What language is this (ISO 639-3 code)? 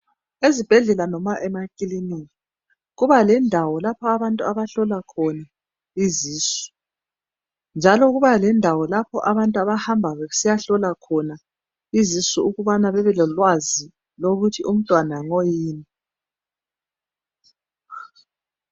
nde